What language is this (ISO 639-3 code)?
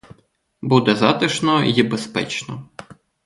ukr